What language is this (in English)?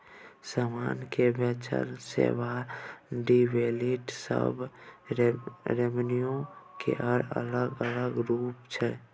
Maithili